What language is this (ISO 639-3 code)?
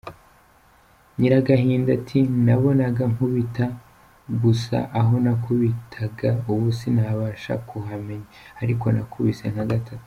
kin